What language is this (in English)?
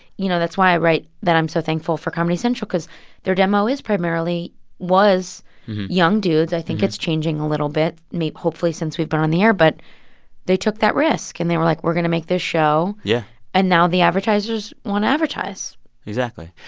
English